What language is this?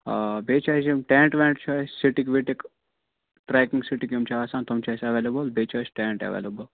Kashmiri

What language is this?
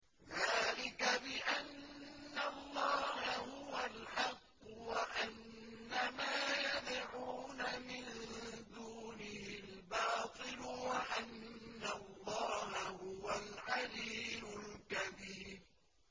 Arabic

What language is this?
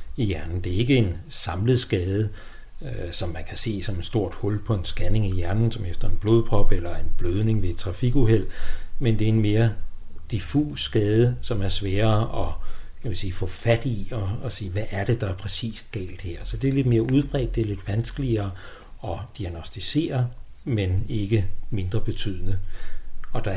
Danish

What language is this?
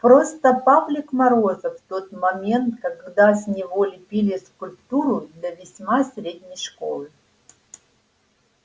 Russian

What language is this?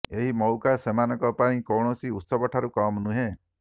Odia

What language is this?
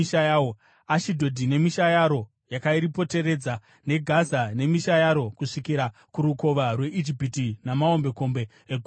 Shona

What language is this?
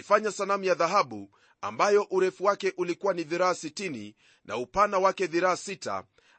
Swahili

